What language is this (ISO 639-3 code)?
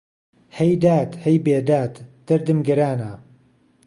ckb